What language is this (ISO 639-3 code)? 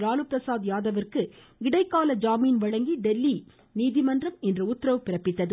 tam